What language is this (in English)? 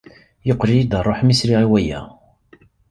Kabyle